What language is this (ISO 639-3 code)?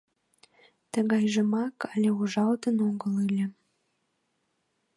chm